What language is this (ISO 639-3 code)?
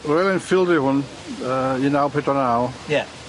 cym